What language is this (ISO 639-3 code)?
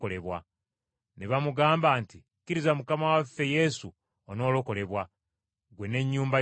lug